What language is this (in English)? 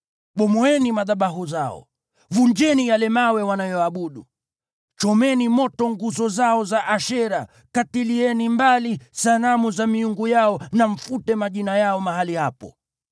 Swahili